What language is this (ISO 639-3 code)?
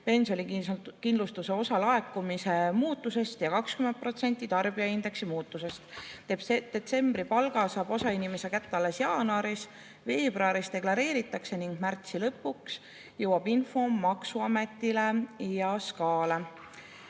est